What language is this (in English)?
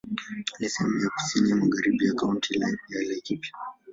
Swahili